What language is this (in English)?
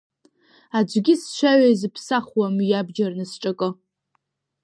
Abkhazian